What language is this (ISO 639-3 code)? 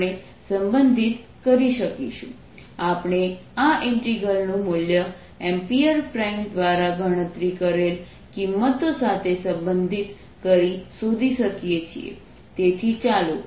guj